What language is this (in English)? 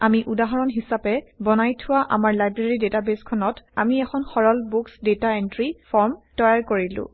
Assamese